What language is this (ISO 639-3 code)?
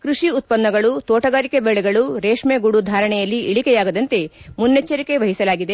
kan